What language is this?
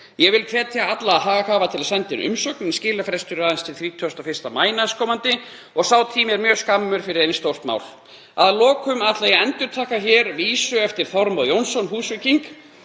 Icelandic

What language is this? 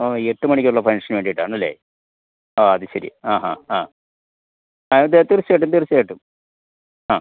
Malayalam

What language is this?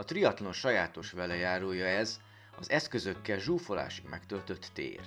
Hungarian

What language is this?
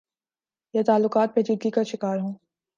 Urdu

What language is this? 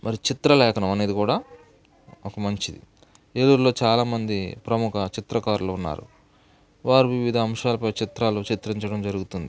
Telugu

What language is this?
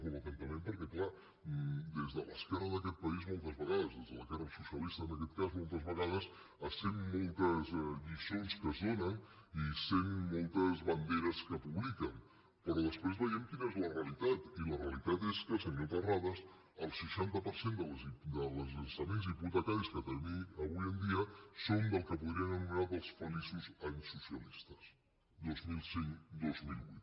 Catalan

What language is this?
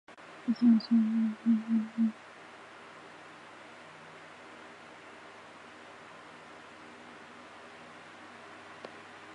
Chinese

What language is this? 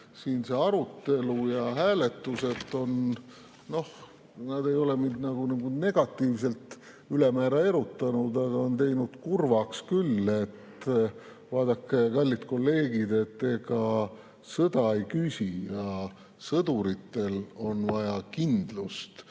Estonian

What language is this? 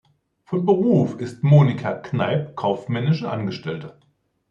German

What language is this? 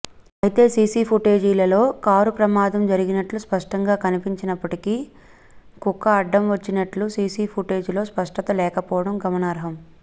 Telugu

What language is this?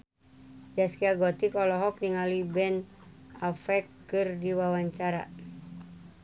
Sundanese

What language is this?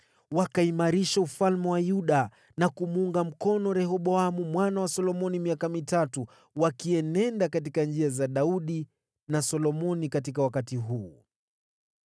Swahili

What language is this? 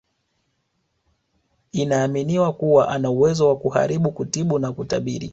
Swahili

